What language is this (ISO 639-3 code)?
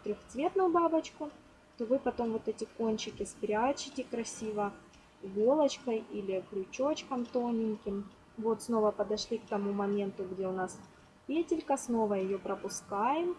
rus